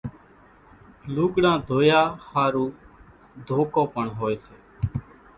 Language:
Kachi Koli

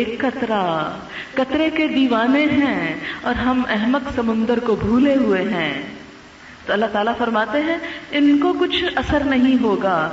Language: Urdu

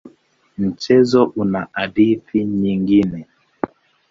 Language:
Swahili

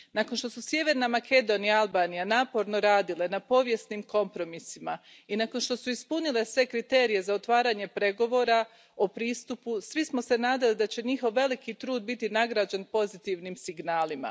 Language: Croatian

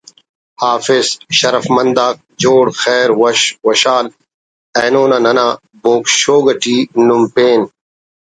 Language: Brahui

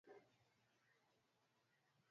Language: Swahili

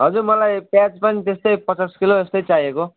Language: Nepali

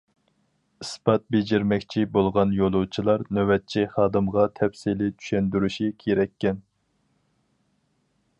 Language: Uyghur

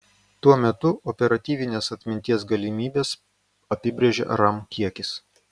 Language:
Lithuanian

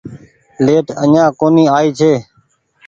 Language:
Goaria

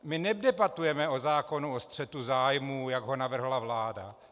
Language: Czech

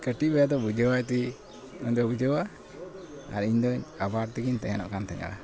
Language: Santali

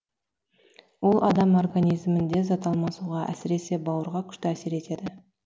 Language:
Kazakh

